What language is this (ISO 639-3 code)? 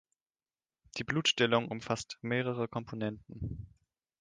deu